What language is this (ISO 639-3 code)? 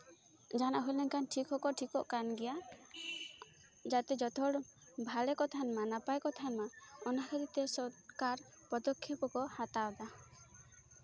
sat